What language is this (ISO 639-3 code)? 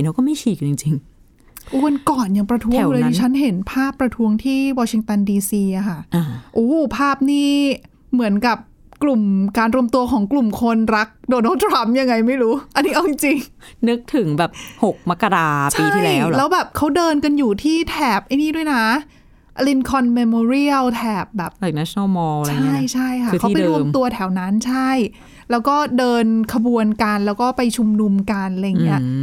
tha